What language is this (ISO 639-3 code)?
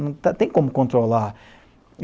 por